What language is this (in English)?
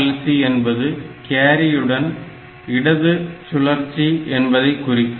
Tamil